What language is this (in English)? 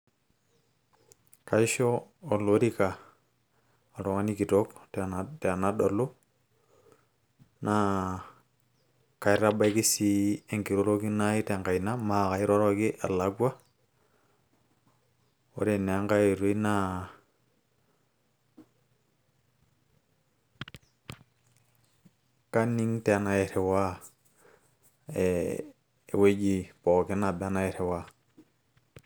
Masai